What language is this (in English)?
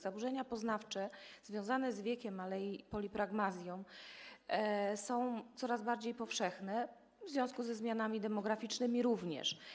Polish